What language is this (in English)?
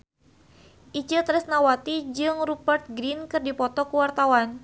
Sundanese